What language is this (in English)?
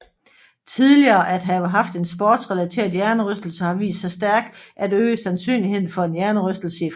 Danish